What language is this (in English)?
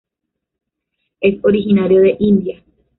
Spanish